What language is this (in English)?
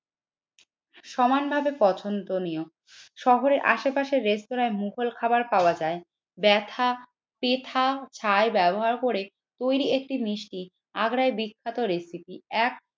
Bangla